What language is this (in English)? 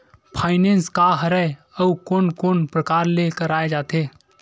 Chhattisgarhi